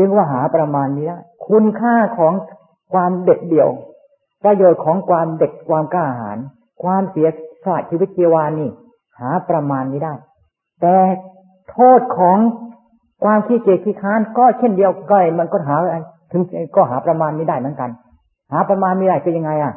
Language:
Thai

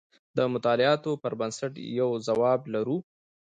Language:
Pashto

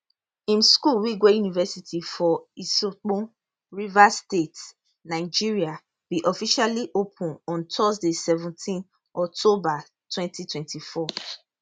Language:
Nigerian Pidgin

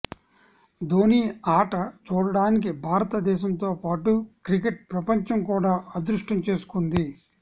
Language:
Telugu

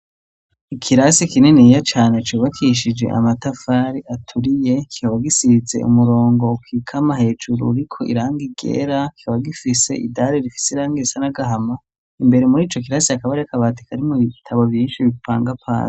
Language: Rundi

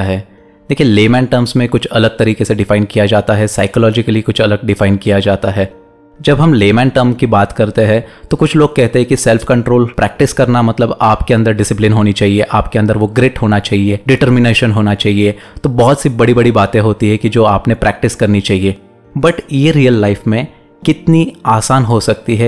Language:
Hindi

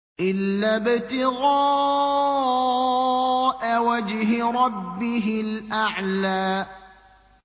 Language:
Arabic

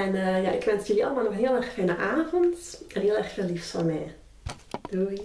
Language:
Dutch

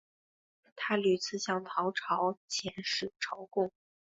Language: Chinese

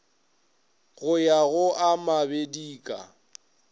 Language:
Northern Sotho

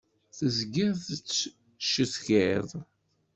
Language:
Kabyle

